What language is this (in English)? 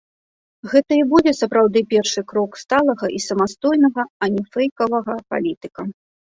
Belarusian